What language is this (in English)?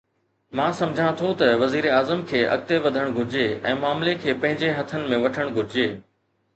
Sindhi